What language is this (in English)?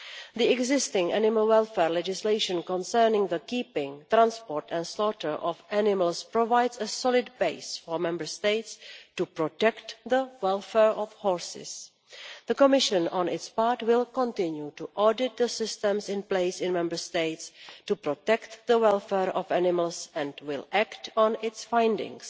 English